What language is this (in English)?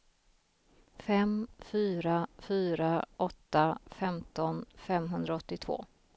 Swedish